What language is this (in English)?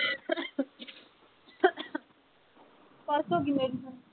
Punjabi